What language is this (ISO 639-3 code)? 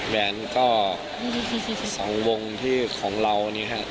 tha